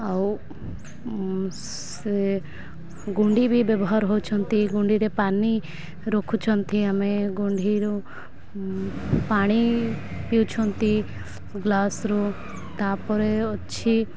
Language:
Odia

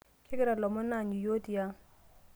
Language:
Masai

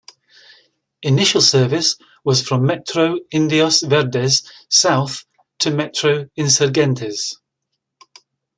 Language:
English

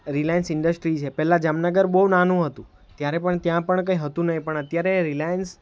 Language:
Gujarati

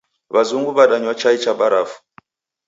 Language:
Taita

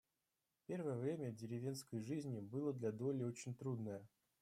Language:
Russian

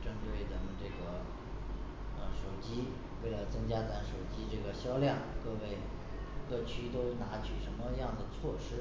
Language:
Chinese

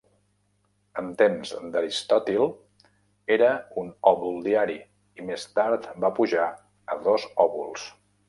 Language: Catalan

